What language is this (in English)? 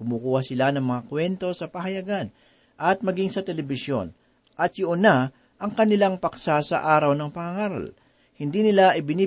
Filipino